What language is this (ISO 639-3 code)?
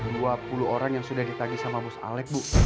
ind